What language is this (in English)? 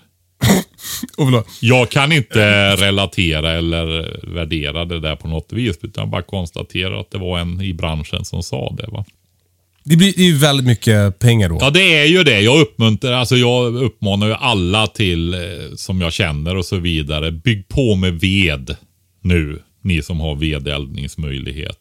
Swedish